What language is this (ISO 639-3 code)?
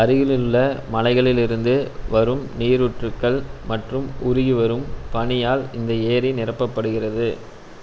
tam